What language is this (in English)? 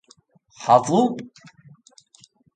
Persian